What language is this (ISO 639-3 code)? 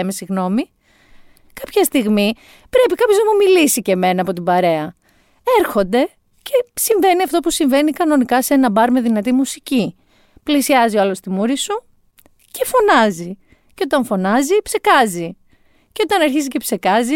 ell